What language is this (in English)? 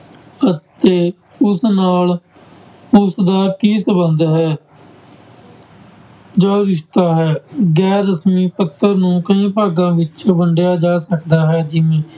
Punjabi